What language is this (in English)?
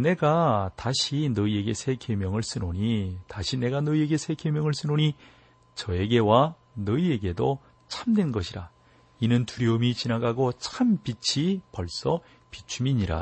Korean